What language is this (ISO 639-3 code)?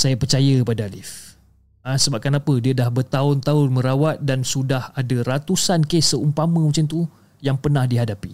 msa